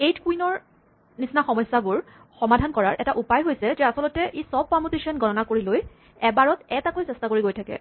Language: Assamese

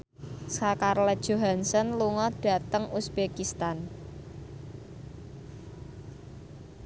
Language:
Javanese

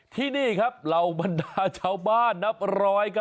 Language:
Thai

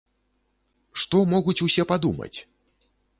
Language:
Belarusian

